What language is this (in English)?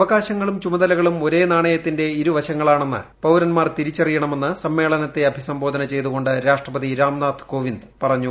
Malayalam